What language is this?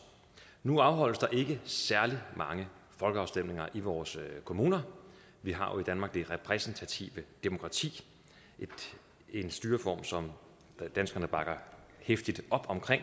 Danish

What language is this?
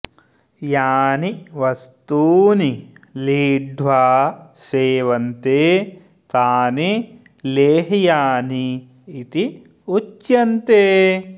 Sanskrit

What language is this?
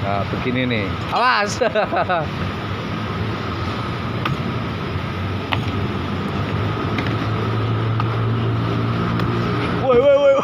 Indonesian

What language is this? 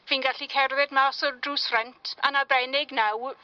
Welsh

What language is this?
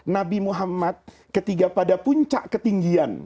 Indonesian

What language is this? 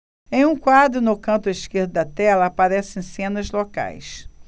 Portuguese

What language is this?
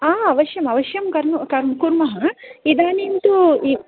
Sanskrit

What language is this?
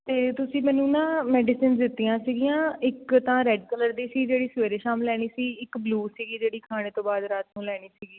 Punjabi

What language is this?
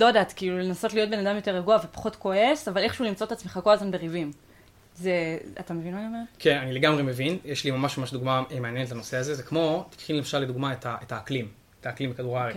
Hebrew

